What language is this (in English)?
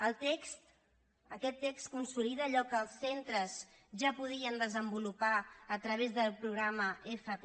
Catalan